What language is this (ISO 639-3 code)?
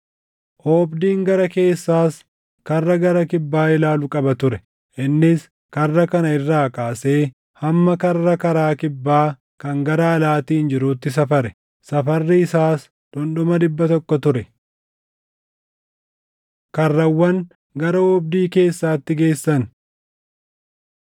orm